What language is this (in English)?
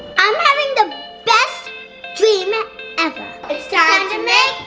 English